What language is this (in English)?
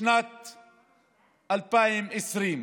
Hebrew